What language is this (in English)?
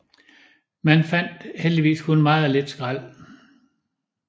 Danish